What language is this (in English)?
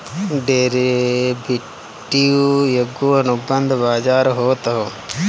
Bhojpuri